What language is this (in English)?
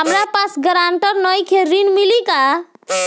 Bhojpuri